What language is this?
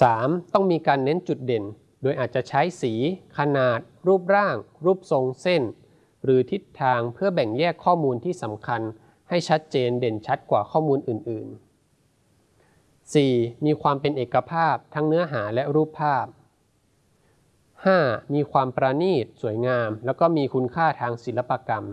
Thai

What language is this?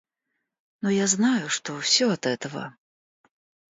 Russian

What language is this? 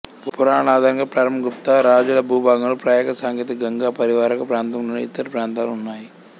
Telugu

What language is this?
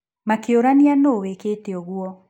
Kikuyu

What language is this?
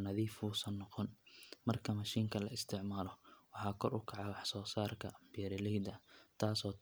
Somali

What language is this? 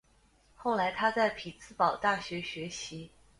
Chinese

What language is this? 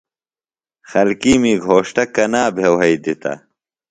Phalura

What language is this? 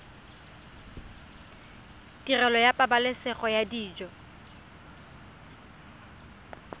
Tswana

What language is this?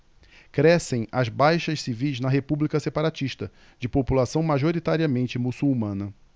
Portuguese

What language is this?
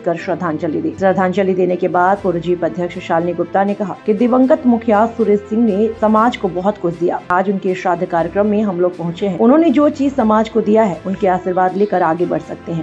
Hindi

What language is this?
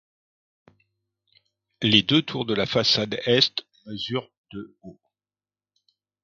French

